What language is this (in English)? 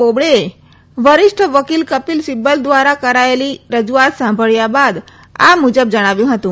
Gujarati